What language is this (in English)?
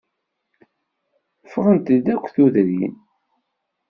Kabyle